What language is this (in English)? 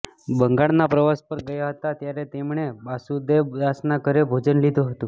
Gujarati